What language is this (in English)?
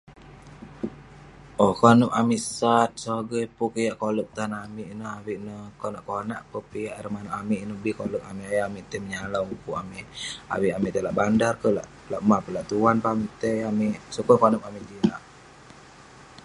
Western Penan